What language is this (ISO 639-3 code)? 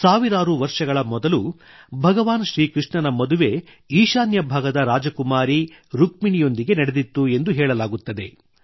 kan